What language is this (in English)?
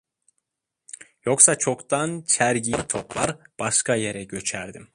Turkish